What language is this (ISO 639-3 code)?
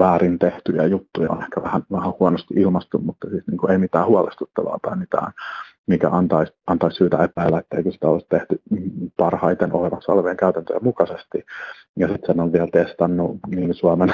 fin